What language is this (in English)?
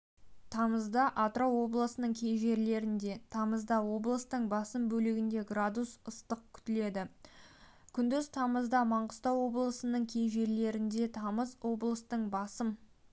Kazakh